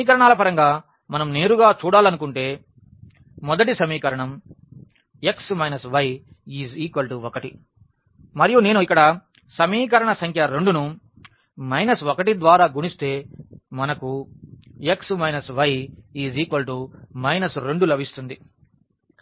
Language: Telugu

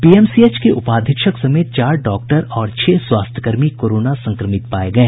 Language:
Hindi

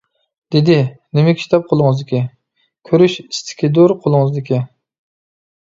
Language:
Uyghur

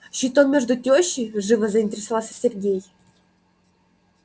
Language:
Russian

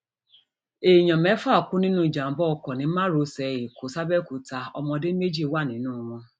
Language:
Yoruba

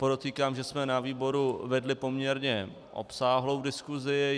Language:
Czech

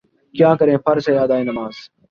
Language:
Urdu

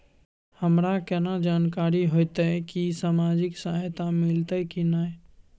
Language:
Maithili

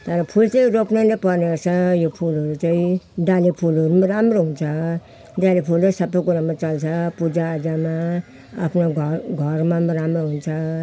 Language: Nepali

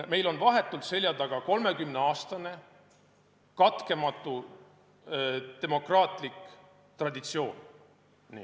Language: Estonian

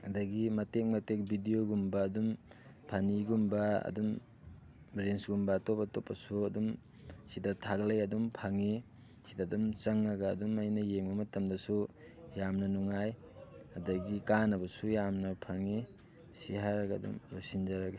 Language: Manipuri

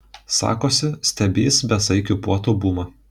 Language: Lithuanian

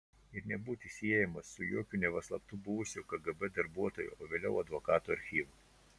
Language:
Lithuanian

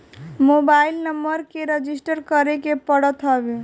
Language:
Bhojpuri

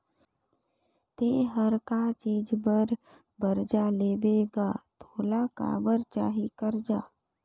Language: Chhattisgarhi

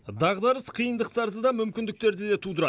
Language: Kazakh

